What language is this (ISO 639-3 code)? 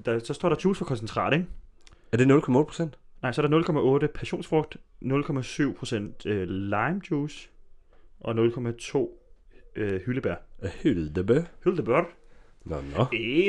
dan